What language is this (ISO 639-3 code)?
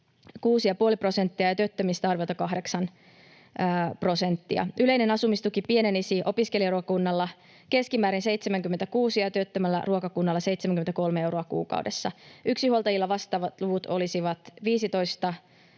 fin